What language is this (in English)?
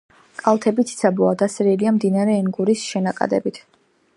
Georgian